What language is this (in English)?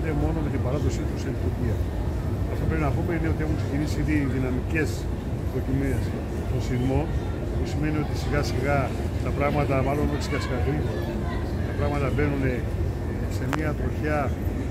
Greek